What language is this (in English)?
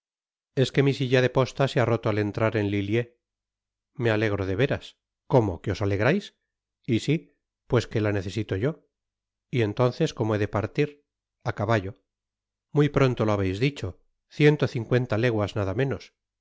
Spanish